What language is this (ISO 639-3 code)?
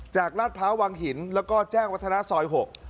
tha